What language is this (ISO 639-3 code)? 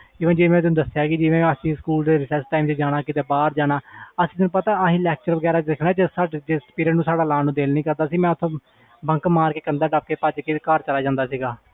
pan